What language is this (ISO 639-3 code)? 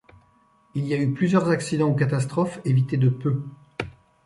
fra